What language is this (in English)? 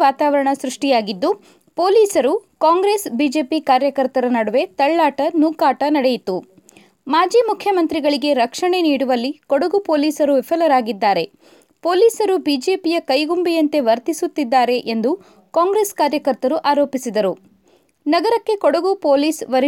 Kannada